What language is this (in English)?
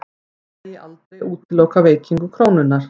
Icelandic